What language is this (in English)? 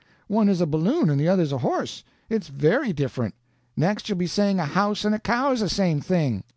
English